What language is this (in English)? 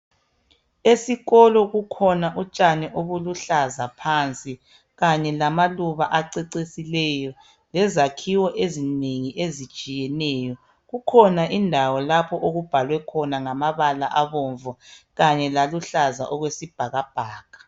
North Ndebele